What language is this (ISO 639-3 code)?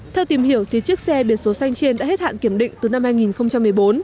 vie